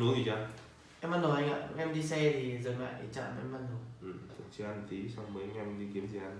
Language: Vietnamese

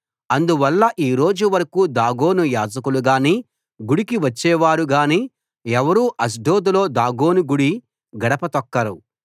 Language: Telugu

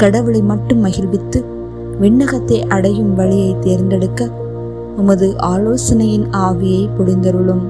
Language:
Tamil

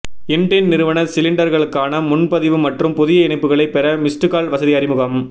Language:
Tamil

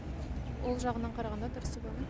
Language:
Kazakh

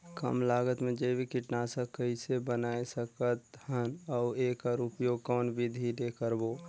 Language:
Chhattisgarhi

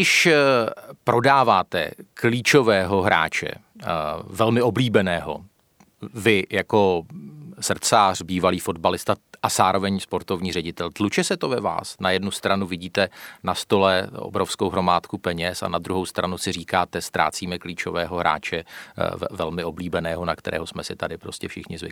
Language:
Czech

